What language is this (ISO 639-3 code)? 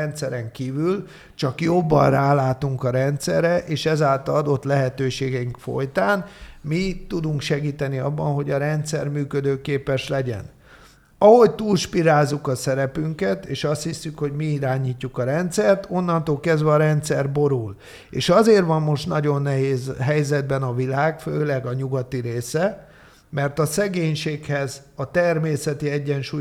hun